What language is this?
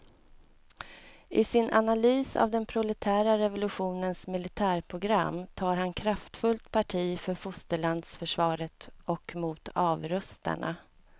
Swedish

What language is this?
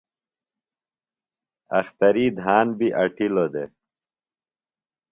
Phalura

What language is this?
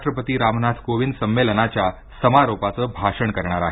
Marathi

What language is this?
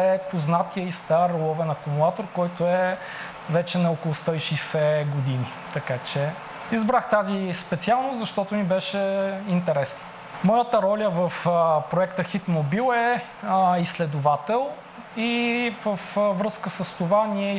Bulgarian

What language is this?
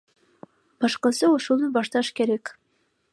Kyrgyz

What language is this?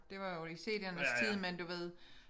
Danish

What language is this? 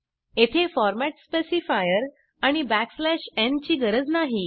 Marathi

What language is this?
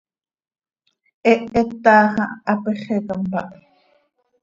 Seri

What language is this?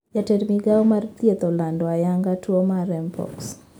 Luo (Kenya and Tanzania)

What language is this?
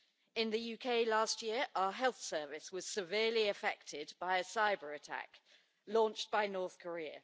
English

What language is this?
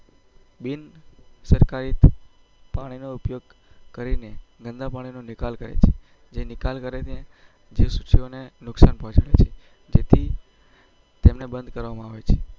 Gujarati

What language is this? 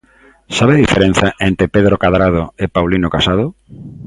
Galician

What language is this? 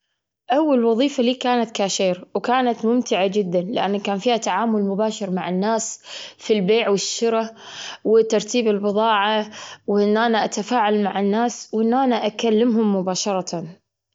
Gulf Arabic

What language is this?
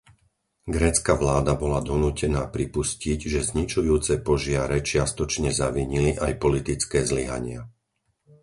Slovak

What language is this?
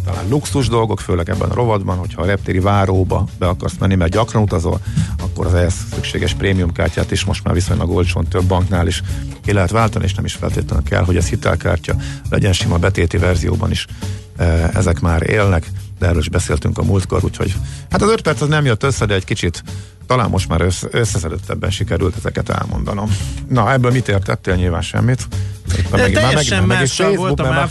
Hungarian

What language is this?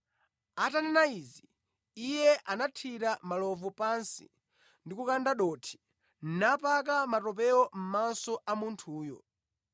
Nyanja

